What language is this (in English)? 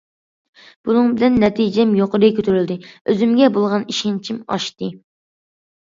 Uyghur